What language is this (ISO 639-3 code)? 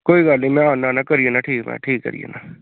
doi